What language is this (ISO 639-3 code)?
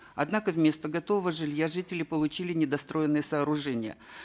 kaz